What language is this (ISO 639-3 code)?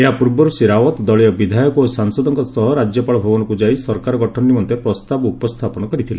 ori